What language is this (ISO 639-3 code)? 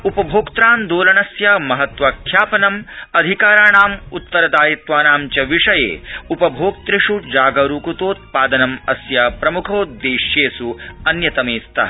san